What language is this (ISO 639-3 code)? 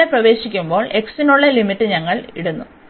mal